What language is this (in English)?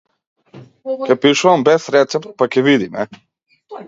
Macedonian